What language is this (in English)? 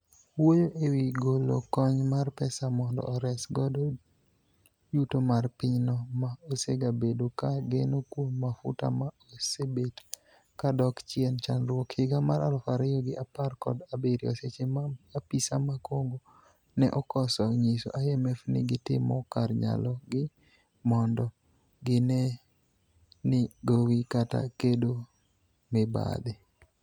Luo (Kenya and Tanzania)